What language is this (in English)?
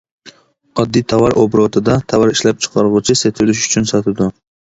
Uyghur